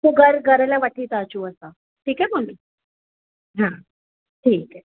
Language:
Sindhi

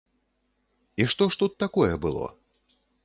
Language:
Belarusian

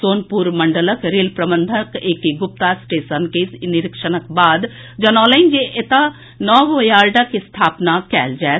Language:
Maithili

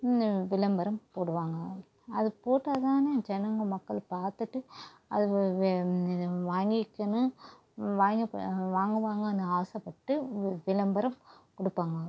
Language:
Tamil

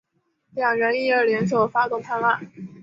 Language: Chinese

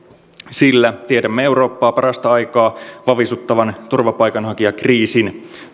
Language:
Finnish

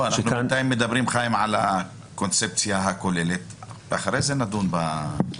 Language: Hebrew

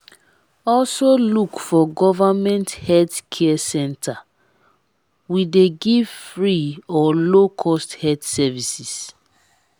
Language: Nigerian Pidgin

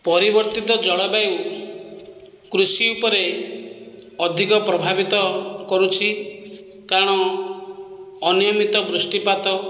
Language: Odia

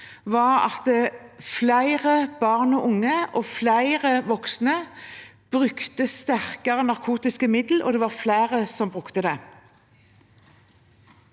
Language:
Norwegian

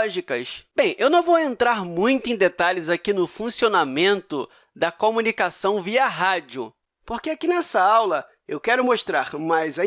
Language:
Portuguese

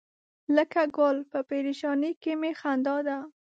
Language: Pashto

